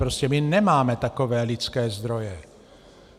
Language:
Czech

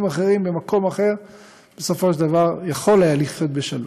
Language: Hebrew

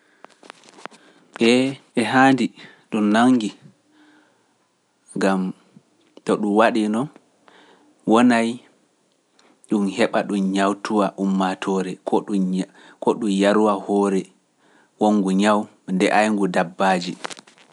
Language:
Pular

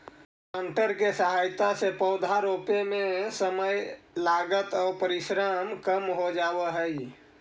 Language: Magahi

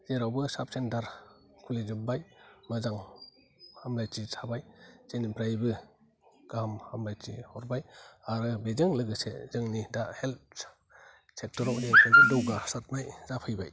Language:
Bodo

